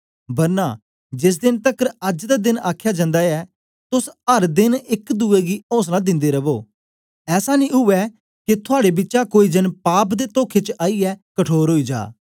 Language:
Dogri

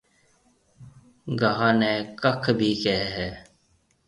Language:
Marwari (Pakistan)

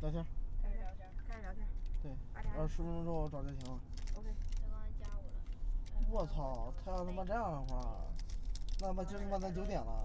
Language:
Chinese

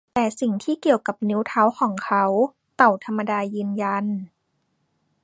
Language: Thai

